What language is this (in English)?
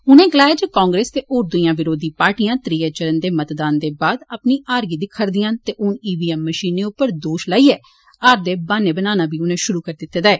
Dogri